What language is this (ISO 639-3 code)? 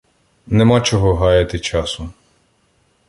ukr